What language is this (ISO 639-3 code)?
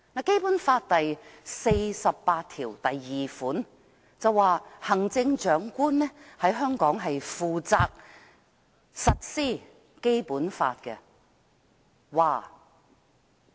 yue